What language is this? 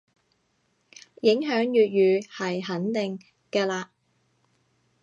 Cantonese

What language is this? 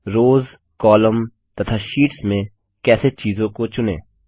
Hindi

